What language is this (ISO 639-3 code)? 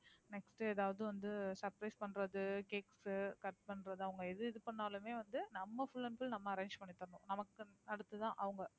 tam